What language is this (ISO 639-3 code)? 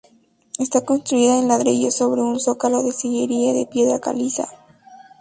spa